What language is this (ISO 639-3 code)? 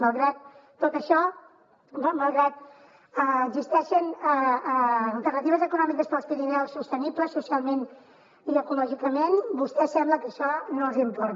cat